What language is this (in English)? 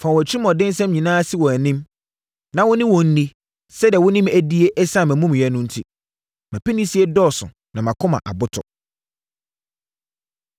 Akan